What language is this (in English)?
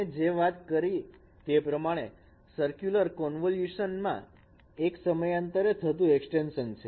Gujarati